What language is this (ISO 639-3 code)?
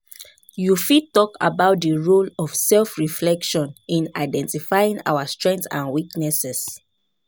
pcm